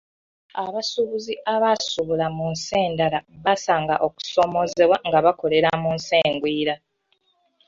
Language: Ganda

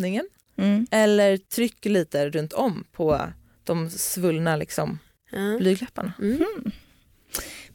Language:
Swedish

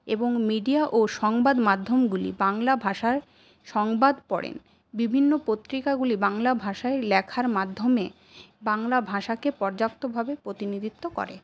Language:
Bangla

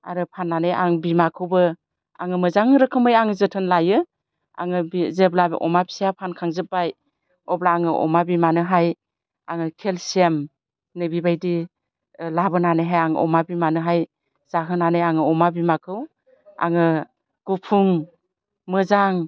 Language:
Bodo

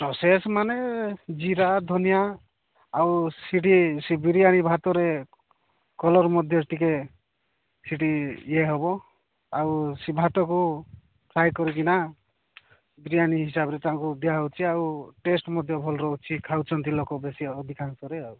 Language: Odia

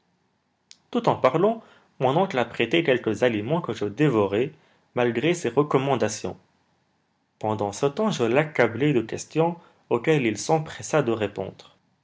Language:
French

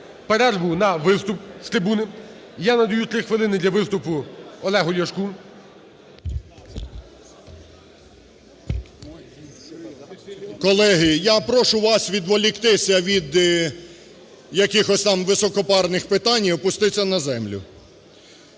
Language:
Ukrainian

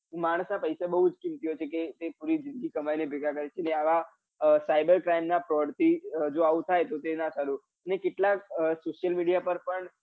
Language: Gujarati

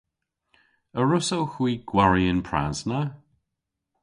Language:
Cornish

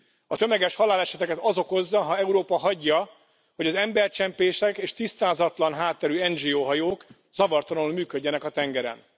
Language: Hungarian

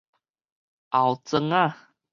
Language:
Min Nan Chinese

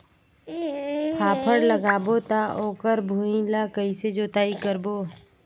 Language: Chhattisgarhi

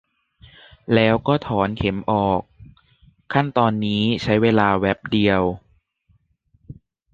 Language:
Thai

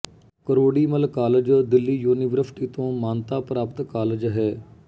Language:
Punjabi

